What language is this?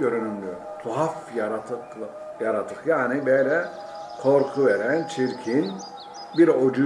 Turkish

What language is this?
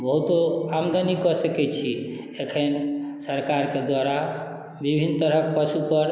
Maithili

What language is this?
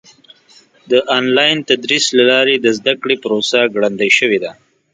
Pashto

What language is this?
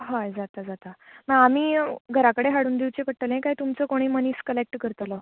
Konkani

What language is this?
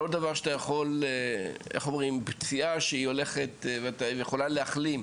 Hebrew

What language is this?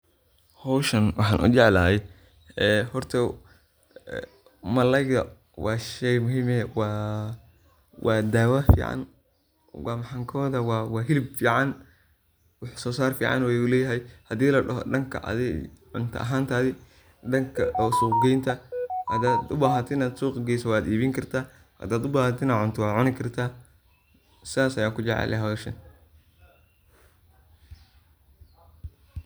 Somali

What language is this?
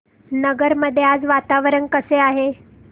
Marathi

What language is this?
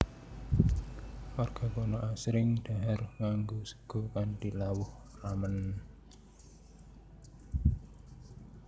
Javanese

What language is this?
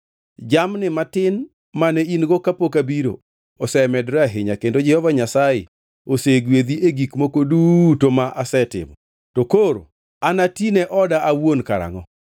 Luo (Kenya and Tanzania)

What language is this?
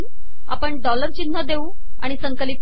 Marathi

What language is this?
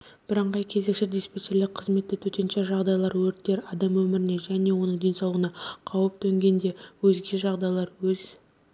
Kazakh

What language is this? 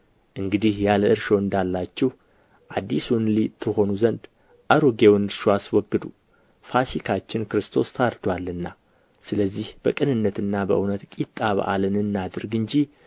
Amharic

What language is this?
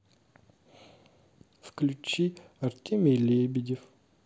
Russian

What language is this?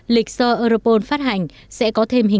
Vietnamese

